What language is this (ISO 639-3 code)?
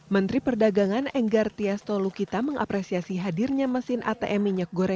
ind